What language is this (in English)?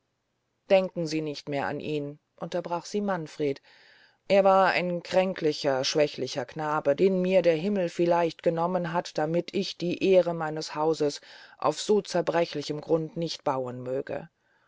German